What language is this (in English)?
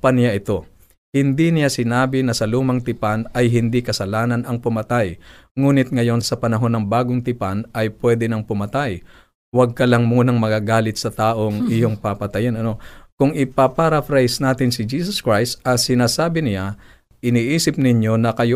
Filipino